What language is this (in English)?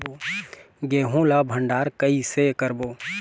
Chhattisgarhi